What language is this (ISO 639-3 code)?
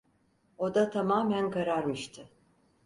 tur